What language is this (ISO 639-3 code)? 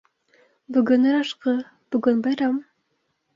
bak